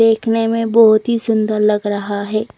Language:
Hindi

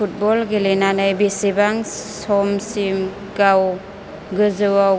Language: Bodo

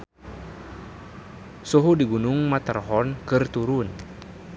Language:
Sundanese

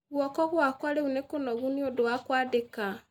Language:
Kikuyu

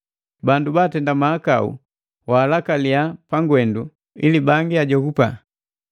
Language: Matengo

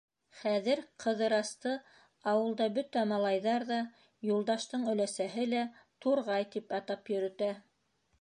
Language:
Bashkir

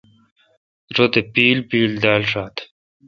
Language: Kalkoti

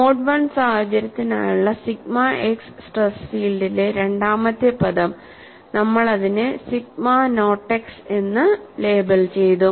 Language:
Malayalam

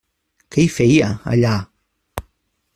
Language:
Catalan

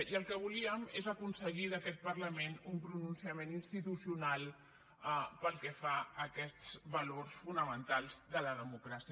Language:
Catalan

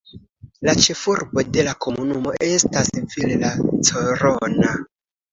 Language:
Esperanto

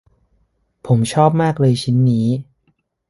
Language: Thai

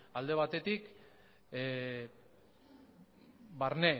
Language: Basque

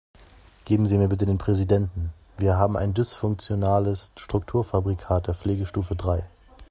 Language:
German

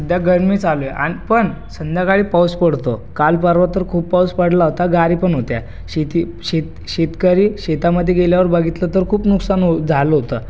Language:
Marathi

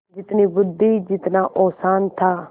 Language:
Hindi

